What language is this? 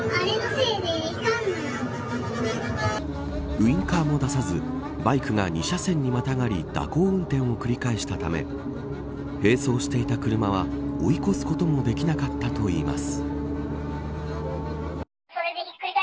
Japanese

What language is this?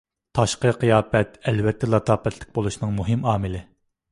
Uyghur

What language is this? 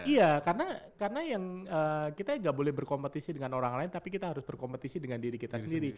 Indonesian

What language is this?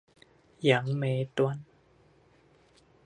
Chinese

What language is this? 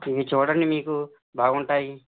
Telugu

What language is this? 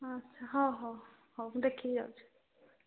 Odia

